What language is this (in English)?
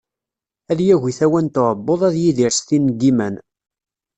Kabyle